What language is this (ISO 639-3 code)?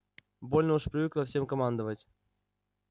rus